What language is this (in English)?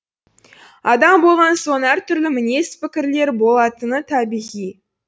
Kazakh